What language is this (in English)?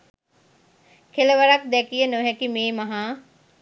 Sinhala